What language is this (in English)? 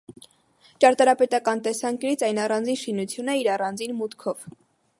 Armenian